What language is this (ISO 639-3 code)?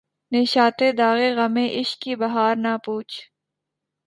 urd